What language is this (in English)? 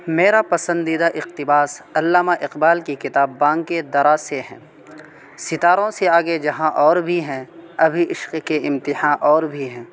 Urdu